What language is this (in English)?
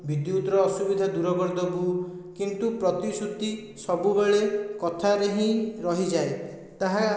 Odia